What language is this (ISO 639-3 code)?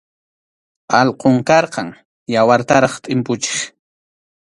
qxu